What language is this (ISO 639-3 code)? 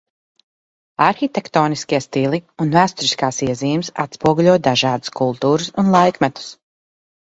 lav